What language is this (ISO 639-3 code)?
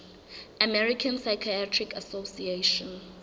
sot